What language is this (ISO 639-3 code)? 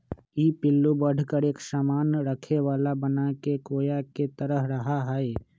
mag